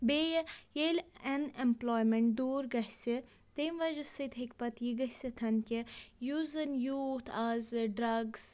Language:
Kashmiri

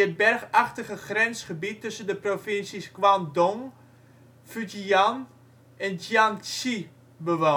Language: Dutch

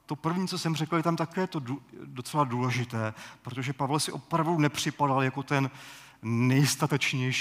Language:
Czech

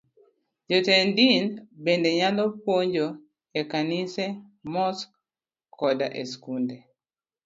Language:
Luo (Kenya and Tanzania)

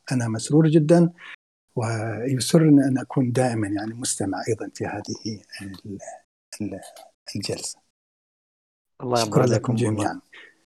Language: Arabic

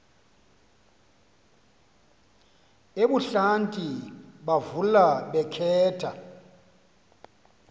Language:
Xhosa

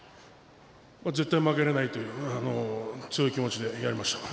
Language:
Japanese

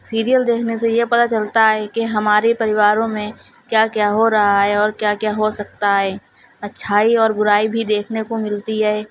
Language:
Urdu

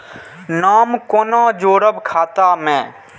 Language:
Maithili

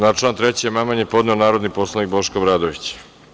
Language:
Serbian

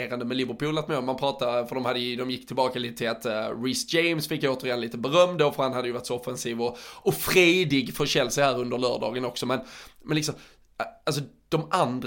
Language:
Swedish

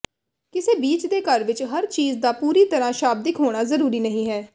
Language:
Punjabi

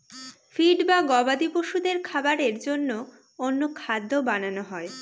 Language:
Bangla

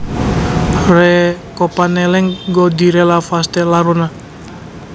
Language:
Javanese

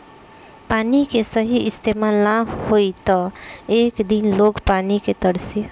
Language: Bhojpuri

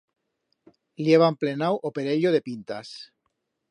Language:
Aragonese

